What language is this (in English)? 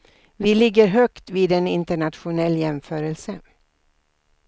Swedish